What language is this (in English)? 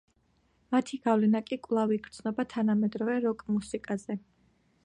Georgian